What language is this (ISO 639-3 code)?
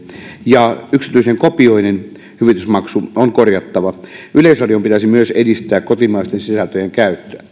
fin